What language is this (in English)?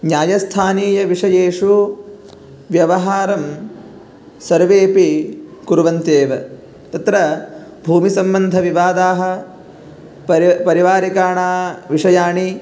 Sanskrit